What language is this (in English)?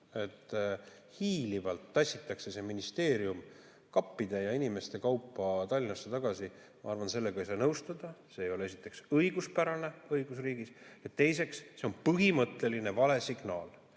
Estonian